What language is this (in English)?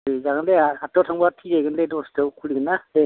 Bodo